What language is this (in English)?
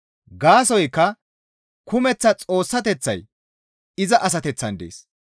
Gamo